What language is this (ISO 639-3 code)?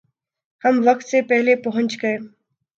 urd